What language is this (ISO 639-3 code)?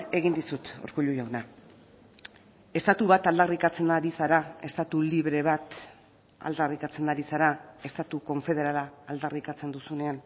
eus